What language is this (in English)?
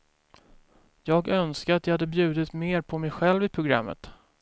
Swedish